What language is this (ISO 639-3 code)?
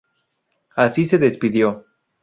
spa